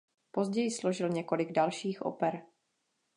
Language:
Czech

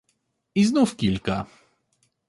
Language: Polish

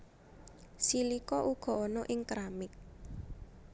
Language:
Javanese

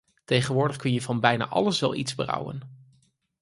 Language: Dutch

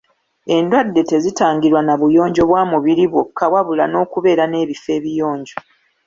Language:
Ganda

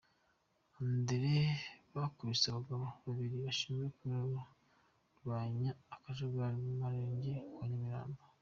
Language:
Kinyarwanda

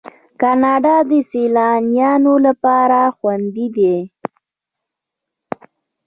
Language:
Pashto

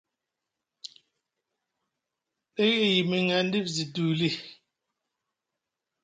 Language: Musgu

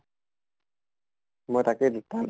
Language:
Assamese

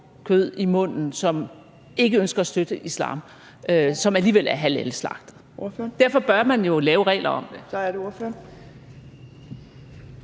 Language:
Danish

